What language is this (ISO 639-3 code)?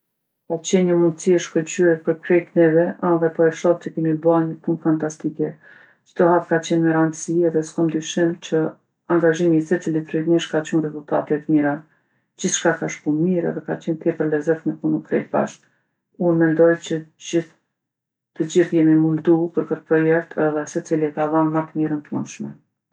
aln